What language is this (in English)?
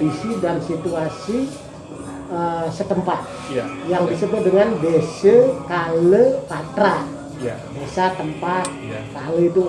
Indonesian